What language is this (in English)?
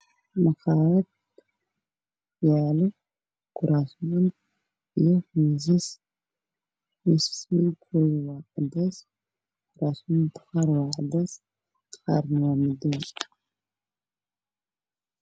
Somali